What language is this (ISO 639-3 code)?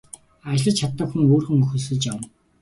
mon